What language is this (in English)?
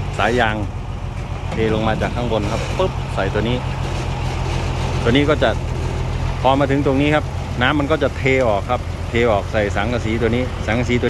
Thai